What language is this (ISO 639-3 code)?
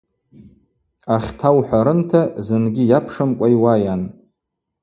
abq